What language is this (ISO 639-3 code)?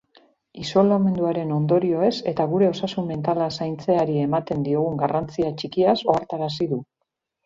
eus